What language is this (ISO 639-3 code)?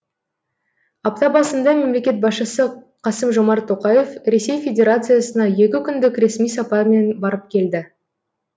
kaz